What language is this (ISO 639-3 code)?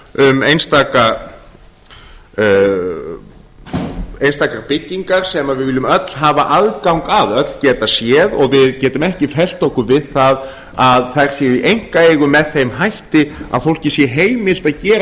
isl